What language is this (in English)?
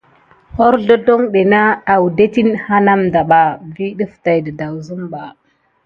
Gidar